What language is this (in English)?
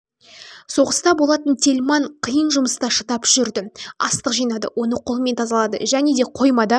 Kazakh